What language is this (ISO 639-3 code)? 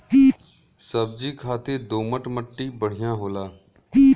bho